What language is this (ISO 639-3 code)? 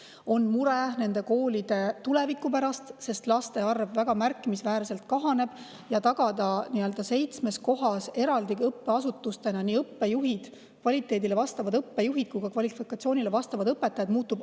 est